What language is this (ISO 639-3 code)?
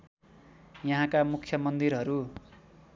nep